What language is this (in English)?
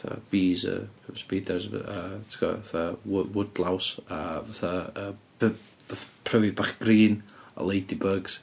Welsh